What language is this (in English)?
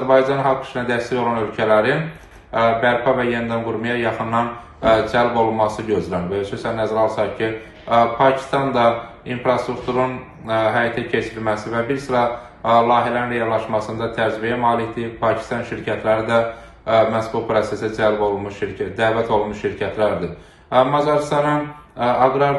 Turkish